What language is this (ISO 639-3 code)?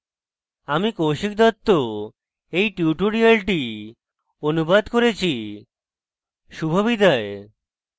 ben